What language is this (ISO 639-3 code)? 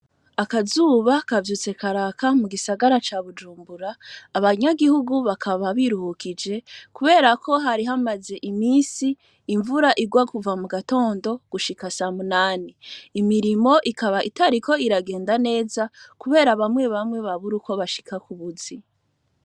run